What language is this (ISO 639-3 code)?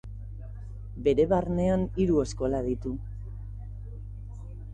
eus